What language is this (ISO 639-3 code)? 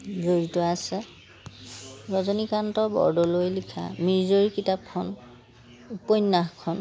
asm